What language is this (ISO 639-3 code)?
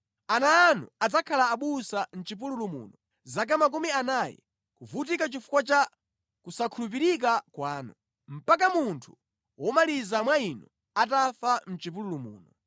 nya